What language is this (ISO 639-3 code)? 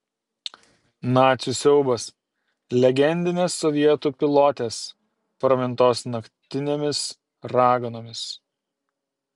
lit